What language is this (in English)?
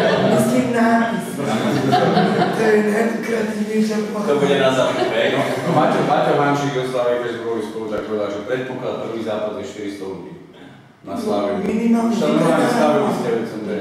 Czech